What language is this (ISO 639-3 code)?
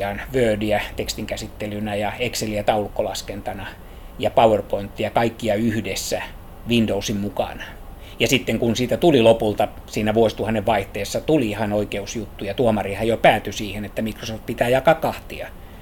fin